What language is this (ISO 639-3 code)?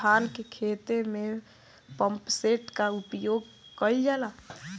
bho